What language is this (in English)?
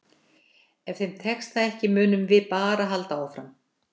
Icelandic